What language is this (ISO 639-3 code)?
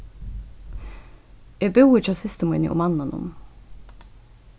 fao